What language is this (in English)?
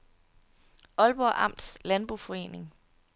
Danish